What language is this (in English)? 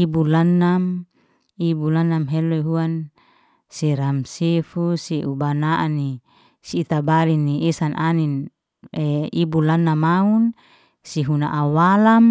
Liana-Seti